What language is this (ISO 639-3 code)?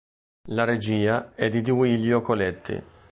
ita